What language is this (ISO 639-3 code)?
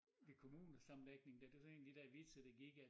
dan